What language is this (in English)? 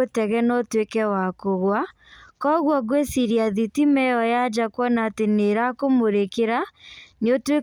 Kikuyu